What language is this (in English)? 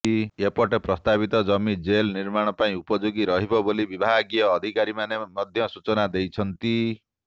Odia